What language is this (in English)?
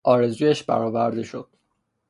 Persian